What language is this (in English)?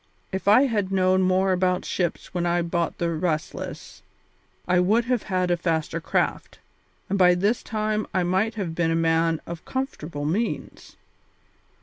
English